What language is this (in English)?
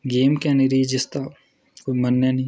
Dogri